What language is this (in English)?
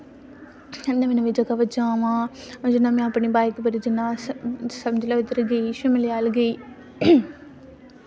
Dogri